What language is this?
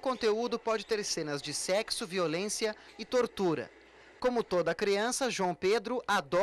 Portuguese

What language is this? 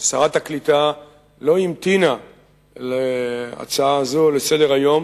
Hebrew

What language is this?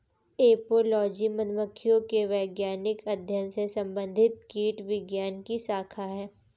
Hindi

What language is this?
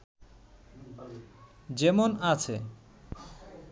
Bangla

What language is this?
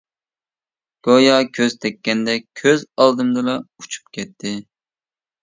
Uyghur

